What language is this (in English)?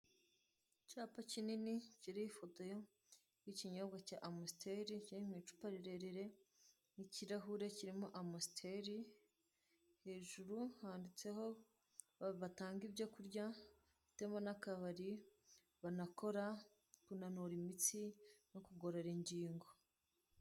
Kinyarwanda